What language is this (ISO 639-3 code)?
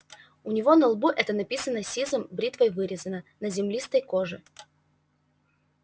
rus